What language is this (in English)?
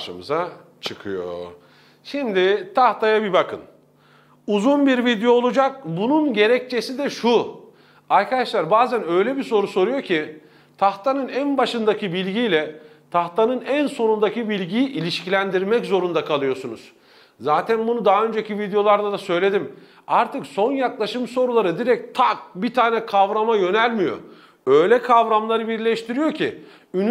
Turkish